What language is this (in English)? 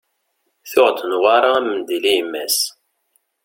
Kabyle